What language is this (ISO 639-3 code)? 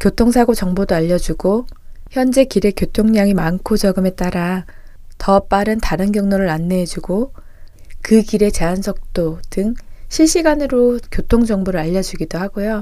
kor